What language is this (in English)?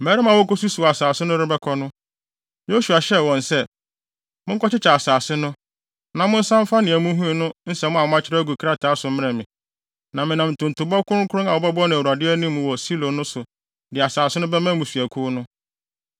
Akan